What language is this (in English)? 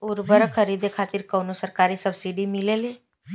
Bhojpuri